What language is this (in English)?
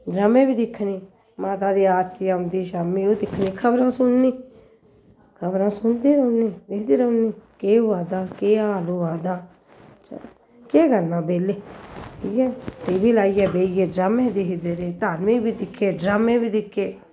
Dogri